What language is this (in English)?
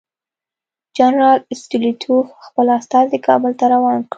Pashto